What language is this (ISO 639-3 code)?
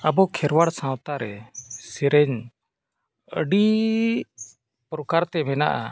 sat